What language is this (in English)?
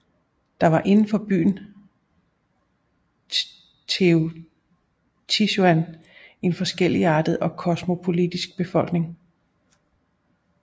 Danish